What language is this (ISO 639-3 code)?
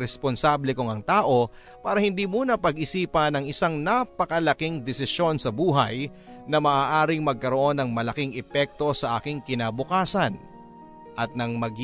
fil